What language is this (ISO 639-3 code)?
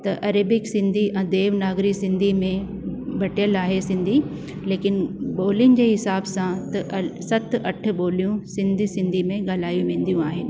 snd